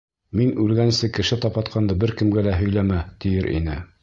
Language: Bashkir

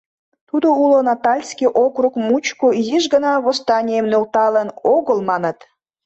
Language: Mari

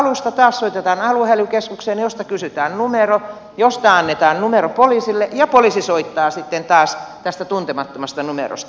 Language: Finnish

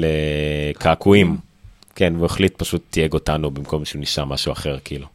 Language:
Hebrew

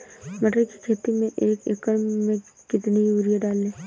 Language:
Hindi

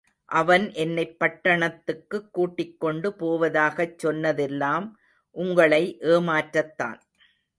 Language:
Tamil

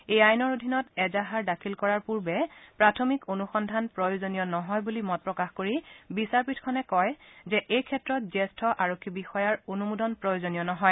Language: Assamese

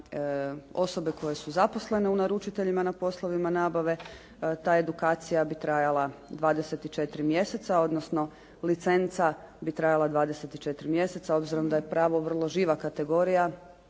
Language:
Croatian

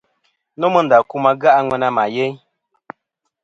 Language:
Kom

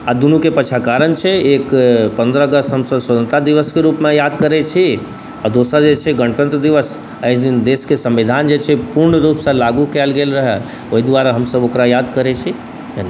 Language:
Maithili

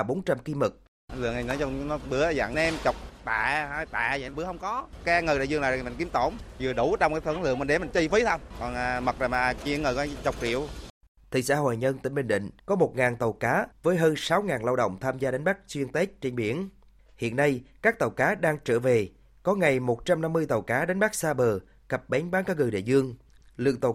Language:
Vietnamese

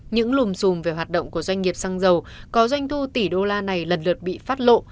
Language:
Vietnamese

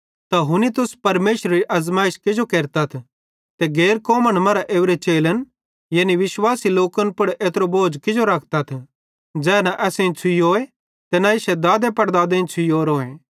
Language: Bhadrawahi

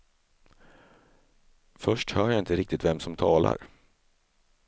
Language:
Swedish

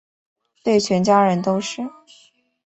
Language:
Chinese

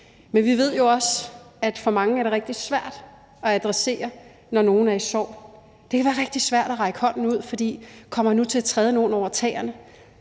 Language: Danish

